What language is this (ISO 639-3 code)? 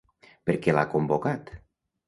cat